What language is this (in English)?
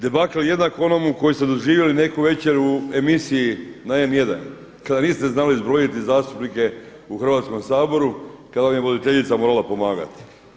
Croatian